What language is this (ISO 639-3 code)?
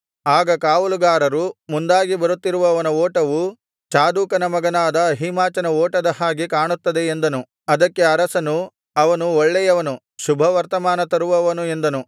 kan